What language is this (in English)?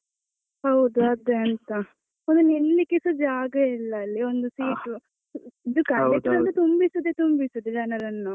Kannada